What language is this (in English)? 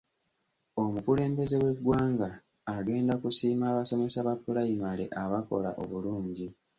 Ganda